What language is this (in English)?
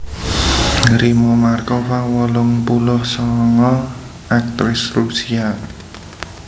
Javanese